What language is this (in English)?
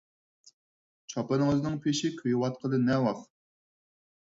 Uyghur